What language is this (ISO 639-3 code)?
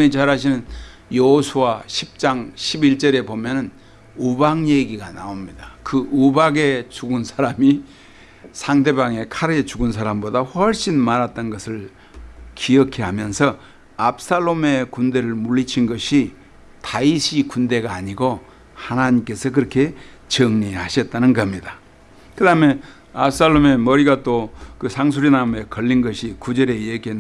kor